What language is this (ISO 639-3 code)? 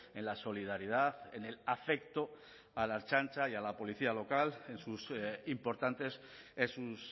spa